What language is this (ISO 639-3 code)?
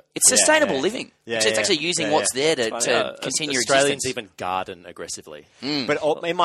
eng